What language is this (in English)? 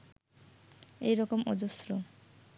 Bangla